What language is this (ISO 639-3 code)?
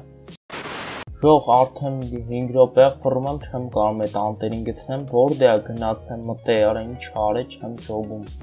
tur